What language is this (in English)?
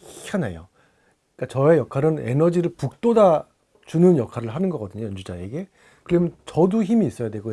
Korean